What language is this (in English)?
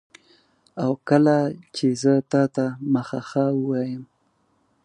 Pashto